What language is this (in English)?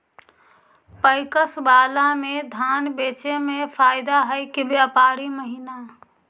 Magahi